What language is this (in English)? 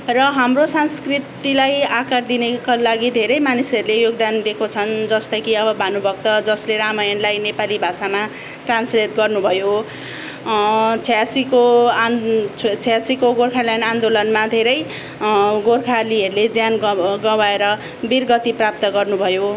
Nepali